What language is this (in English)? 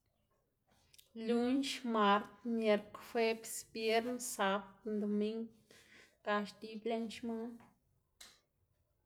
Xanaguía Zapotec